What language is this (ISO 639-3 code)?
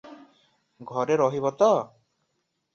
ori